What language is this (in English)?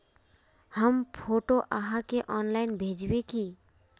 Magahi